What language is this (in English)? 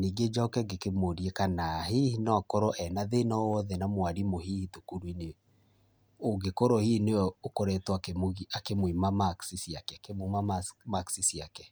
Kikuyu